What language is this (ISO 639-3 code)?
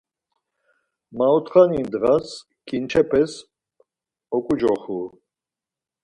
lzz